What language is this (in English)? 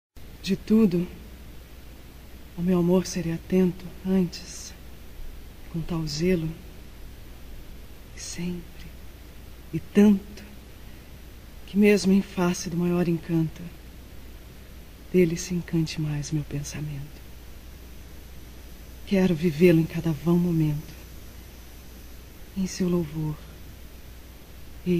Portuguese